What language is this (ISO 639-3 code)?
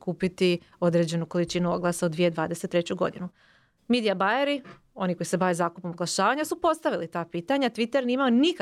hrv